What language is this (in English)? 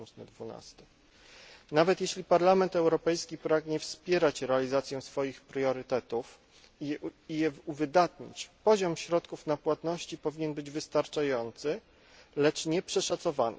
Polish